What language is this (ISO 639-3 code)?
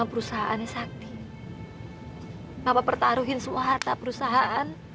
ind